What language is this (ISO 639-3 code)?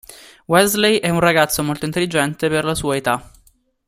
ita